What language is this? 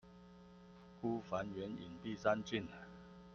Chinese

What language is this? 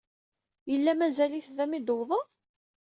Kabyle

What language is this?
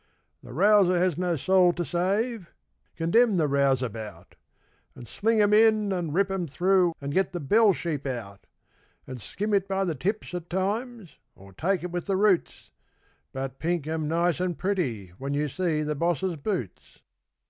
English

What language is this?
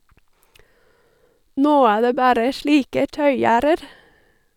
Norwegian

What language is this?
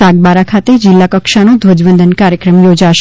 Gujarati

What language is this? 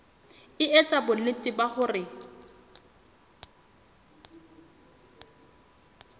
Southern Sotho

